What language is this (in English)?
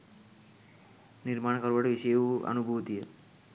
Sinhala